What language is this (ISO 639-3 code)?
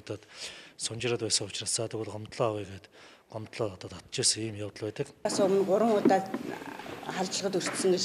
ara